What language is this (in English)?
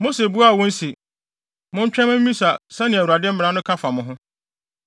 Akan